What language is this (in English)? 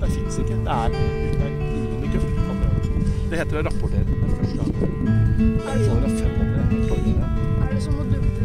Norwegian